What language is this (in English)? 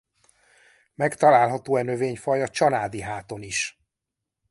Hungarian